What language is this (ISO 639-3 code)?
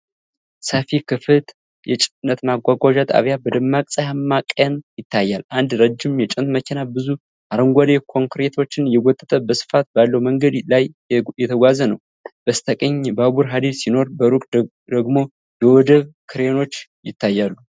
amh